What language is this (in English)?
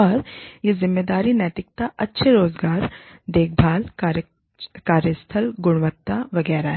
Hindi